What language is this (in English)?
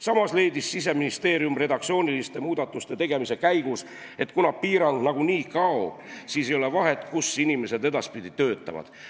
Estonian